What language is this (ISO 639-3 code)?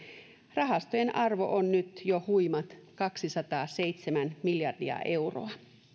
fin